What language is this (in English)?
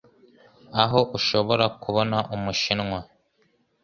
Kinyarwanda